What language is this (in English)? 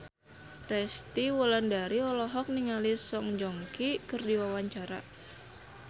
Sundanese